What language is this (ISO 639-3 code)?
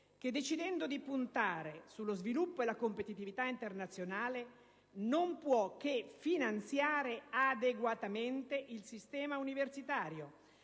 ita